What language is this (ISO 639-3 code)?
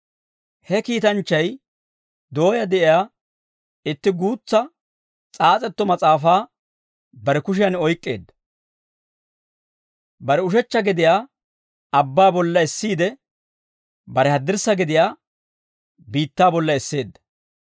dwr